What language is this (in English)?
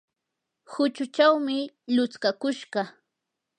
Yanahuanca Pasco Quechua